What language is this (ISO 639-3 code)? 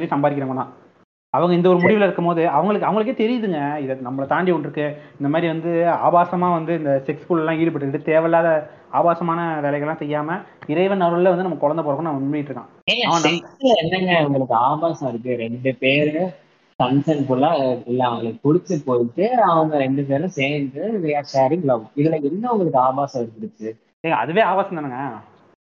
tam